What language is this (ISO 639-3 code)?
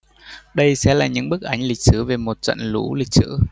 vie